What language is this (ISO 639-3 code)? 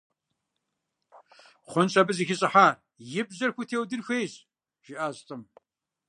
kbd